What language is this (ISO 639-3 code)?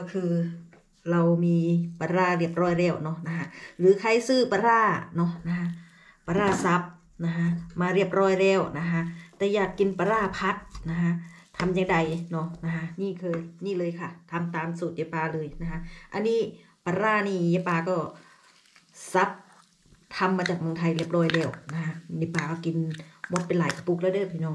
tha